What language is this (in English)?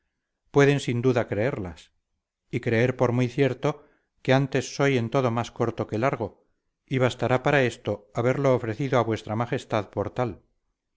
Spanish